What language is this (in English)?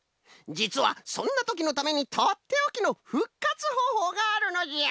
Japanese